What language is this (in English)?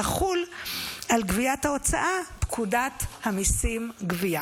Hebrew